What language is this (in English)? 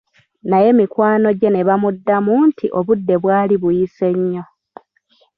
Ganda